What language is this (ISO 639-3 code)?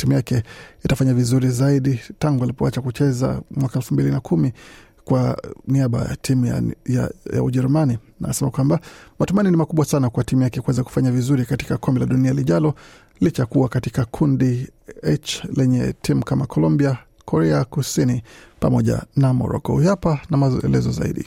swa